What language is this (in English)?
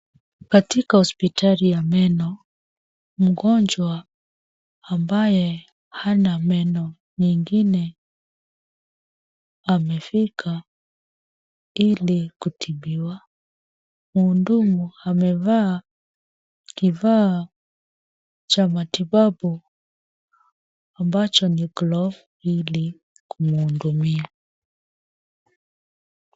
Swahili